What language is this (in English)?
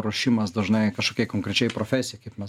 Lithuanian